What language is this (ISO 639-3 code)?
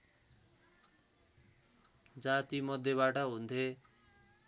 nep